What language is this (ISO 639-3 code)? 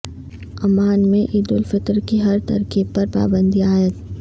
urd